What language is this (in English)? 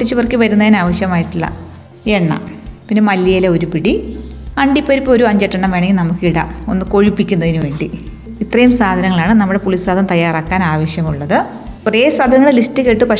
Malayalam